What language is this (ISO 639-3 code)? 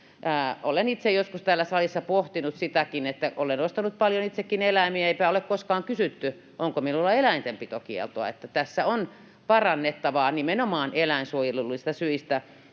fin